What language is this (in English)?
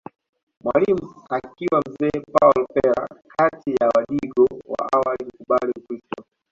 Swahili